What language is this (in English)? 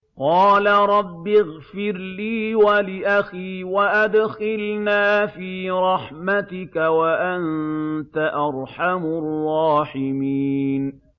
Arabic